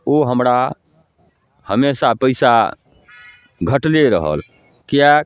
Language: Maithili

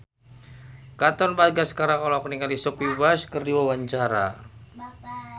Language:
Sundanese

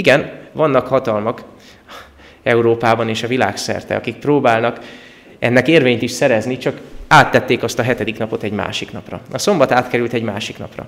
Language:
Hungarian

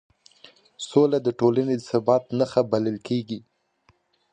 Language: Pashto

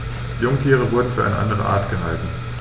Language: German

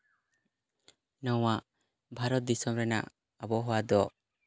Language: Santali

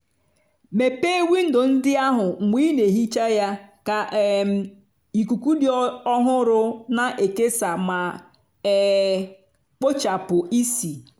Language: Igbo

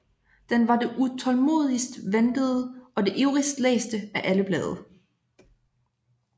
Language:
Danish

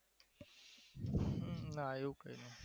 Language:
Gujarati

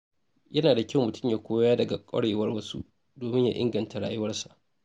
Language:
Hausa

